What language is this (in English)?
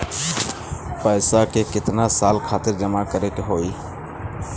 Bhojpuri